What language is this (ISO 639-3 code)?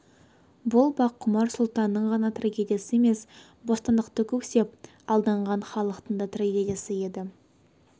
kaz